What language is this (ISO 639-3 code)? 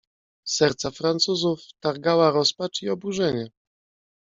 pol